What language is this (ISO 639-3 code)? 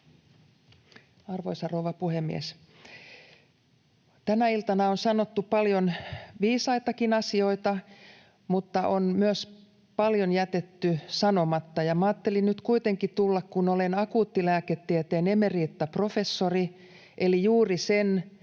fin